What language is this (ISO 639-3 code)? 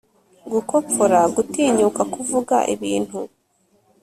kin